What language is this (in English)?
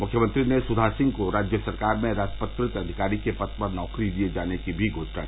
Hindi